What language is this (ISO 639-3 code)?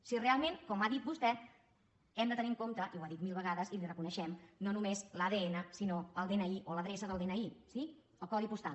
cat